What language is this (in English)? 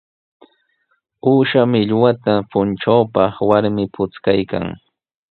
Sihuas Ancash Quechua